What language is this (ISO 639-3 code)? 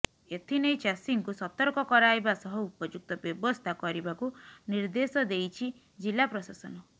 ori